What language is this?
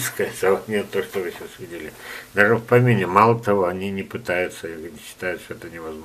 Russian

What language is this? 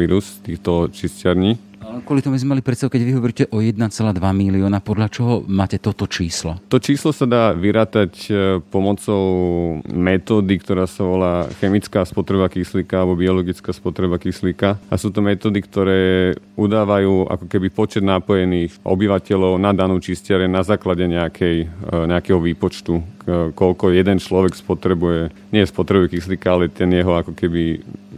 Slovak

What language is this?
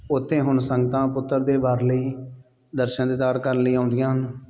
Punjabi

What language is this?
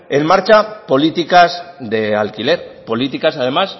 Spanish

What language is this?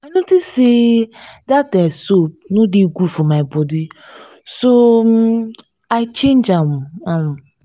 Nigerian Pidgin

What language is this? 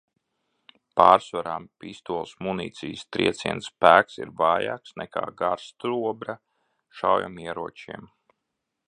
Latvian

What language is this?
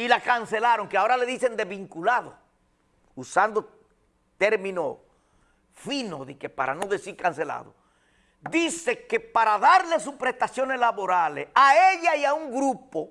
Spanish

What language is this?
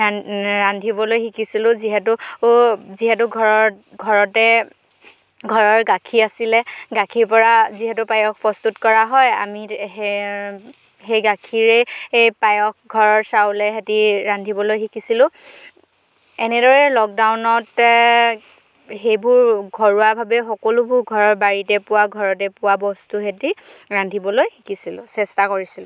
Assamese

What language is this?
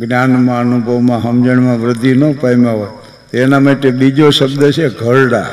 Gujarati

